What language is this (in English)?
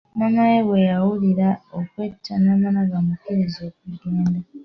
Ganda